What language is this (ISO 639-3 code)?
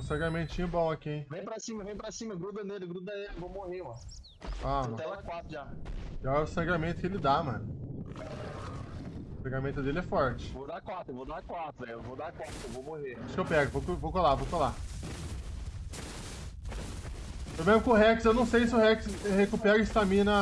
por